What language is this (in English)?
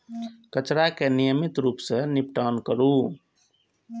Maithili